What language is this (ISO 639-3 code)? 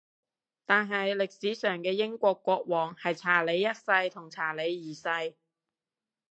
yue